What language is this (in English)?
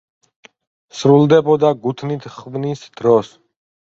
Georgian